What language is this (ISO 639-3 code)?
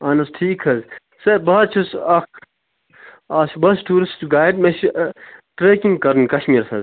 kas